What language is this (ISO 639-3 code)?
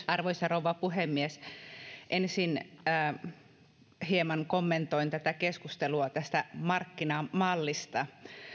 fin